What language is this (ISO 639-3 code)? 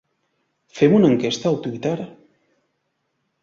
cat